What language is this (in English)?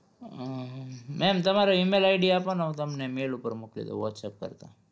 Gujarati